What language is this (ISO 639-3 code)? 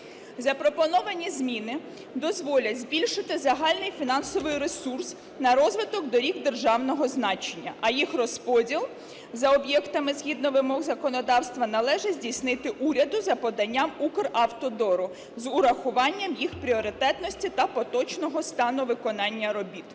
ukr